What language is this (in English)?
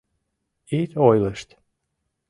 Mari